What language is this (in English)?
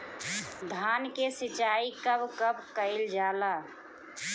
Bhojpuri